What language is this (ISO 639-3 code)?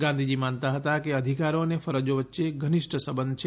guj